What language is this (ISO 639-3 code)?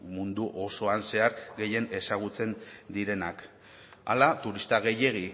eus